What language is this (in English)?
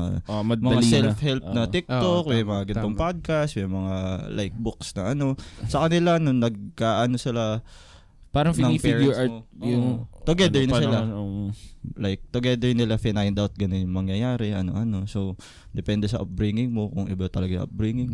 Filipino